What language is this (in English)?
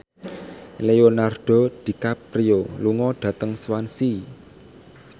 Javanese